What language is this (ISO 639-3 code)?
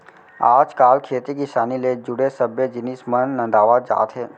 hne